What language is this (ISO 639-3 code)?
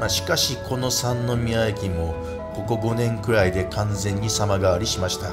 jpn